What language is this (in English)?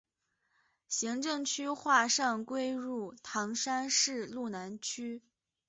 Chinese